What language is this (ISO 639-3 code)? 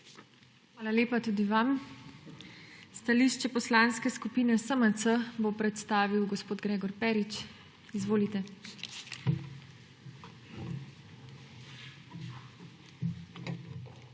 slv